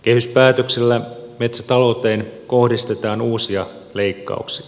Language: Finnish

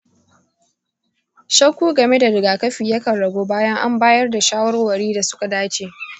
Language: Hausa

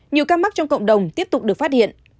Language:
Vietnamese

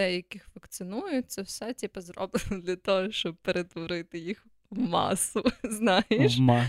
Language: Ukrainian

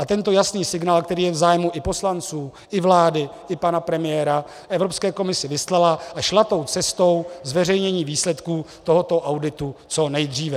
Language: Czech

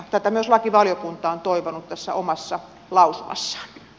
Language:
Finnish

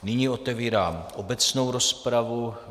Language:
Czech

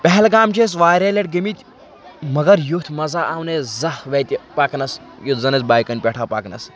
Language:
Kashmiri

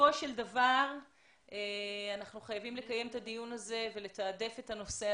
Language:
Hebrew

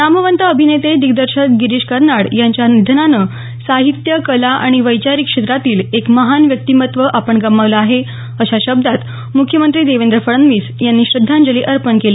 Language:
Marathi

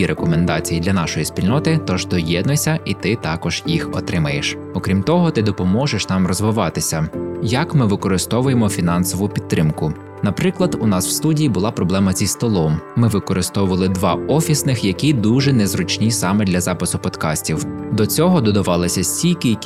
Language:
Ukrainian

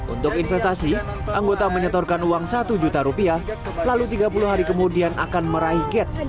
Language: Indonesian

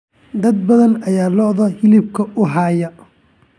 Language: Somali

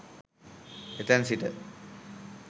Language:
Sinhala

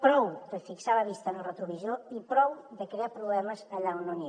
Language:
Catalan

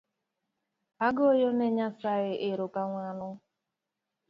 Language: Luo (Kenya and Tanzania)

